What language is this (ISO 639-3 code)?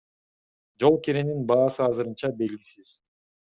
kir